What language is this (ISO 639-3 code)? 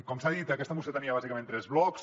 cat